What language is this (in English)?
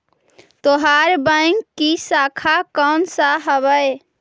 Magahi